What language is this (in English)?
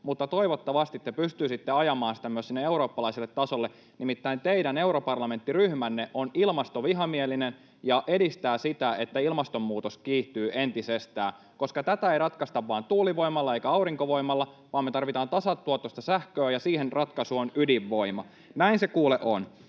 Finnish